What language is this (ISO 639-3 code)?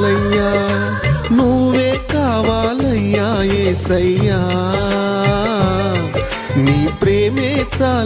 tel